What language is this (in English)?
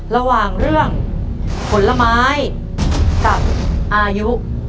Thai